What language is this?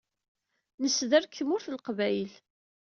Kabyle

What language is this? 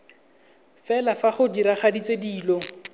Tswana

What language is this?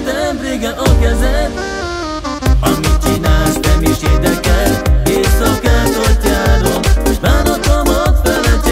Hungarian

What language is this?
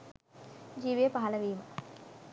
Sinhala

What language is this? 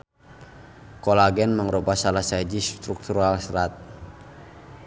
Sundanese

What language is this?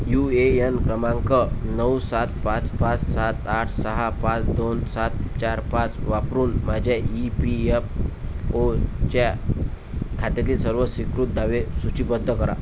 Marathi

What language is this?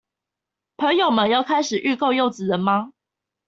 Chinese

